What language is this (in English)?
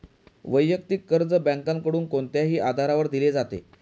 Marathi